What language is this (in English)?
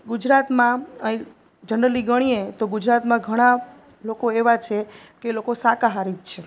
Gujarati